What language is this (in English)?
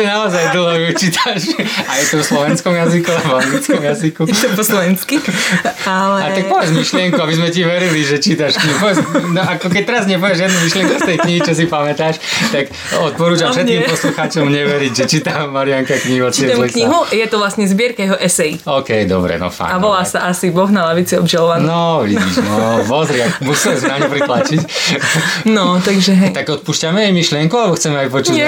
Slovak